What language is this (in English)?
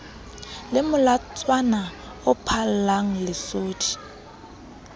Southern Sotho